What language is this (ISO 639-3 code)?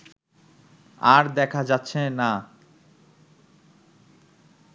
ben